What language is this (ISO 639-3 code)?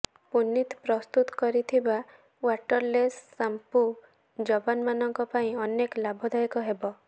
ori